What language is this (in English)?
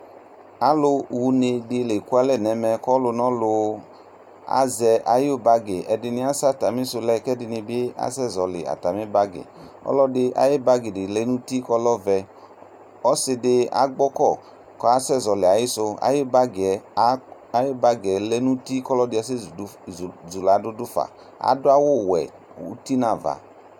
Ikposo